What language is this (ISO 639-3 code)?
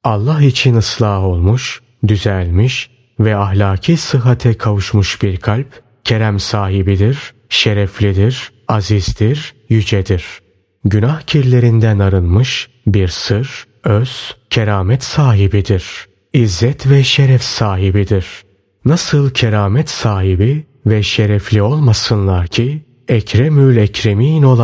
tur